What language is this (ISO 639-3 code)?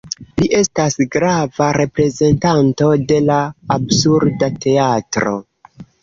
epo